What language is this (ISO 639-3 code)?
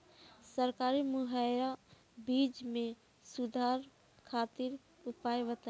bho